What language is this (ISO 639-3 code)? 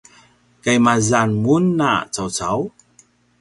pwn